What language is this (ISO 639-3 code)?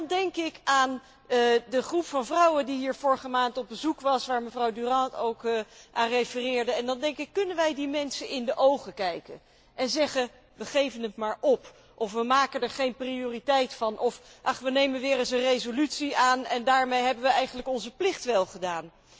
nld